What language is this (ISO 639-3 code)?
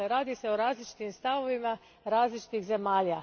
hrv